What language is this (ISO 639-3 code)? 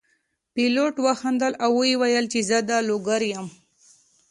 pus